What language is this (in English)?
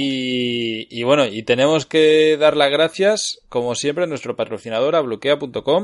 Spanish